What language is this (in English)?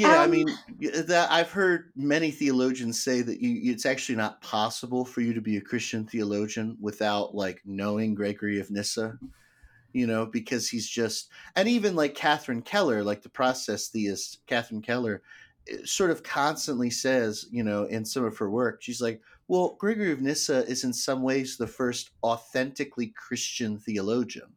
English